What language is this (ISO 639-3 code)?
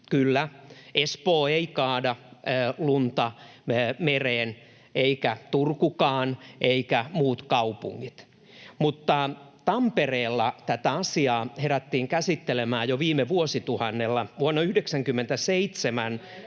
fin